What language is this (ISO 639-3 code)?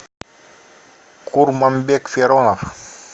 rus